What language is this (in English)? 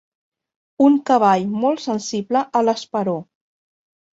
Catalan